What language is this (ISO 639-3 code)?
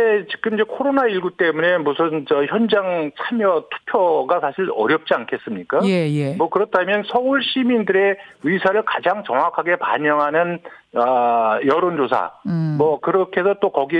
kor